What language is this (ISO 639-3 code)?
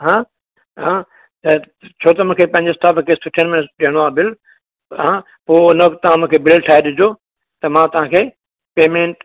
snd